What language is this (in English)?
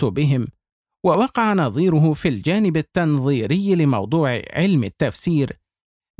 Arabic